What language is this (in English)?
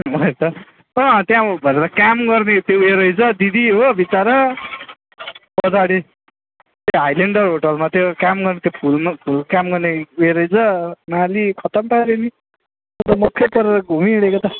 Nepali